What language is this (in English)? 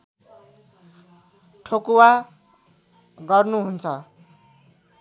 Nepali